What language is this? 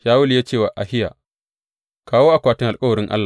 Hausa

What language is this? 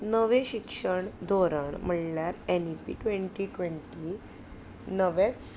Konkani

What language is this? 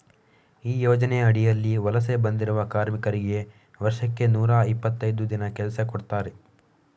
Kannada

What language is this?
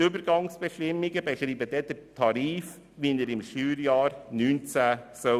Swiss German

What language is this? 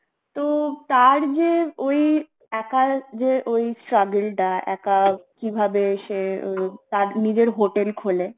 Bangla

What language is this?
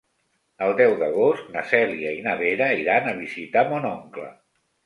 Catalan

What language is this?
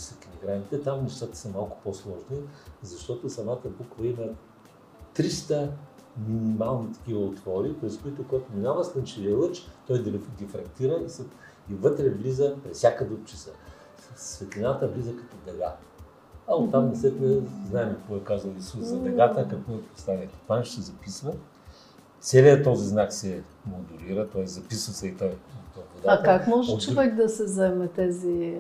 Bulgarian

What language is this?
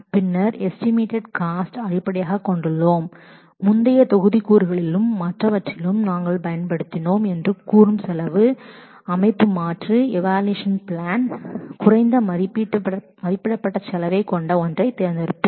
Tamil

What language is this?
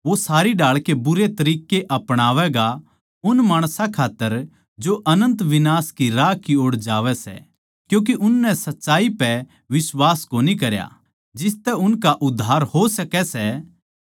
Haryanvi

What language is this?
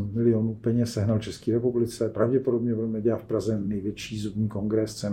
Czech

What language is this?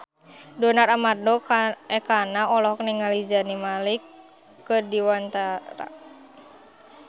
Sundanese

